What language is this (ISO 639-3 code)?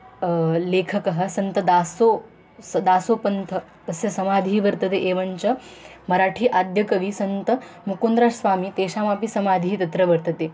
san